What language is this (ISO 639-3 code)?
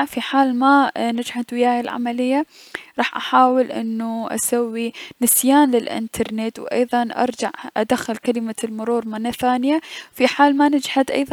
acm